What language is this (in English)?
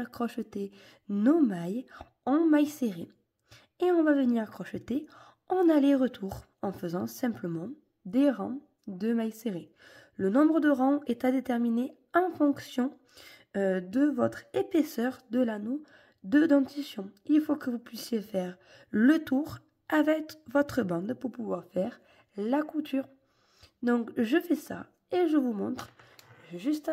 French